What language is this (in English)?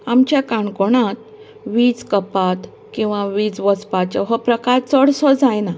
Konkani